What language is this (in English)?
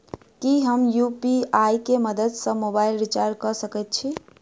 Maithili